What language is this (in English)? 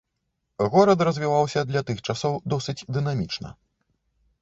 Belarusian